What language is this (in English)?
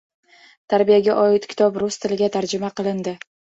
Uzbek